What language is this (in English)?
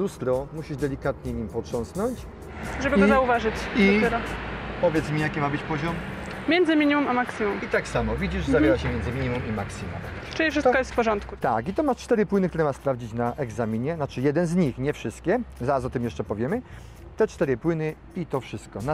Polish